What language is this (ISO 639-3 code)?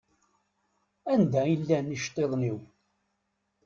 kab